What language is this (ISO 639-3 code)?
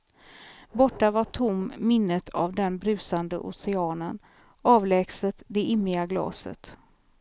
swe